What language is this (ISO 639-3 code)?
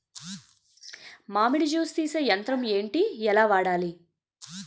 tel